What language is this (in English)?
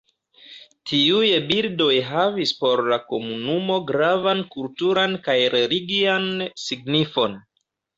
Esperanto